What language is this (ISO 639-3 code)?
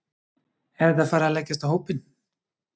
isl